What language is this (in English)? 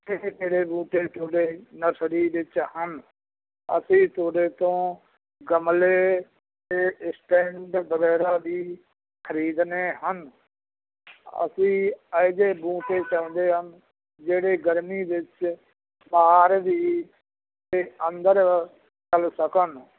Punjabi